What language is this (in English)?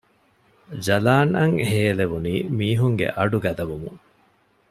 Divehi